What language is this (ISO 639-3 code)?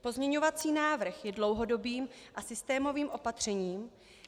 ces